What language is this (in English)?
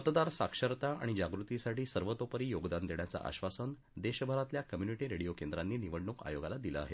Marathi